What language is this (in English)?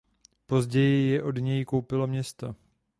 Czech